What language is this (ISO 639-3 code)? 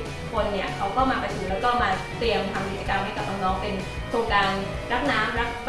tha